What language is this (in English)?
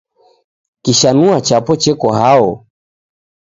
Taita